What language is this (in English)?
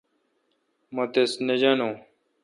Kalkoti